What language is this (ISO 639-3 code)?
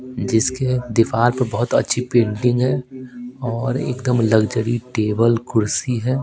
hin